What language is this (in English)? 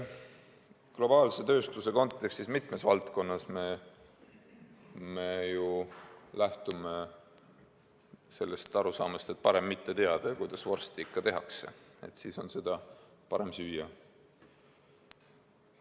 Estonian